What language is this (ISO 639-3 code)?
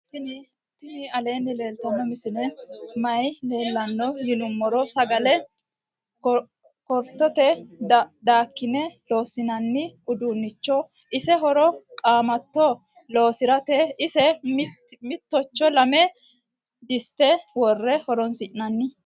sid